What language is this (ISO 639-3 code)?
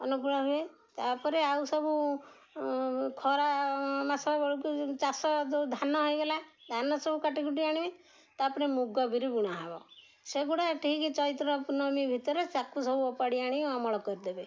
ori